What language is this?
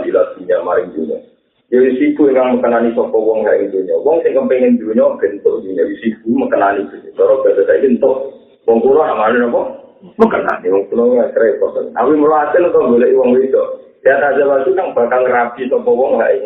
Indonesian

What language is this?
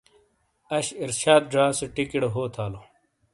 Shina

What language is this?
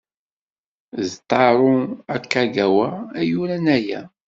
Kabyle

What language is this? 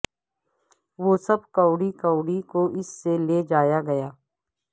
Urdu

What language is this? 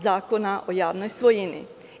Serbian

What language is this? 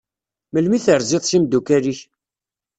Kabyle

